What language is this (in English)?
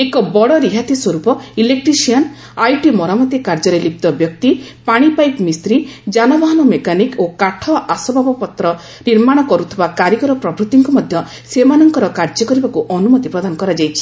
Odia